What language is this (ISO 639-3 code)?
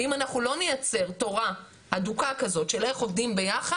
heb